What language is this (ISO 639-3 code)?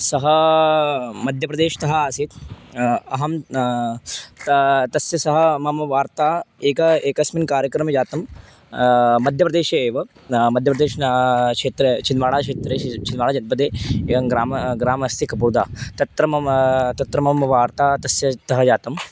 san